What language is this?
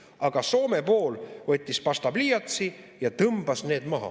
Estonian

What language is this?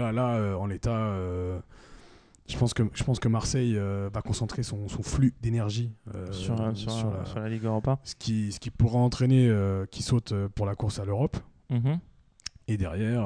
French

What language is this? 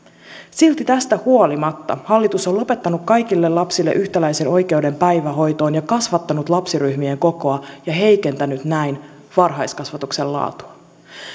Finnish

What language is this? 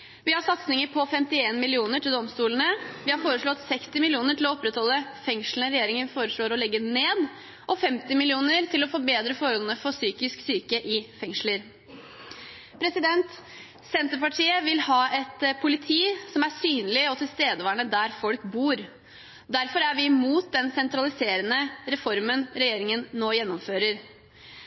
Norwegian Bokmål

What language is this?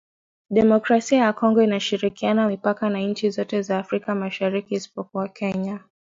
Swahili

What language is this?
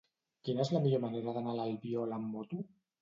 Catalan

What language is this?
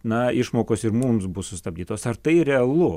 Lithuanian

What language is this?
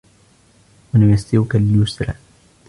Arabic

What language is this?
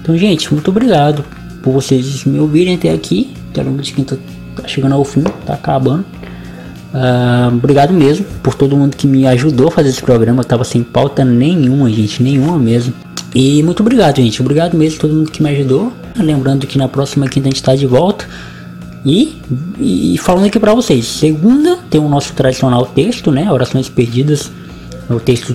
Portuguese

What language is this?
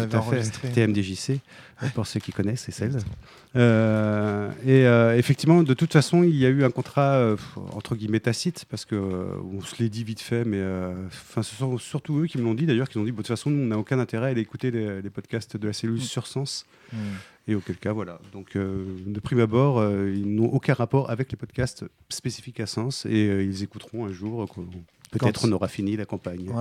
French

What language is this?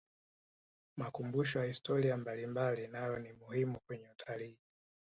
Swahili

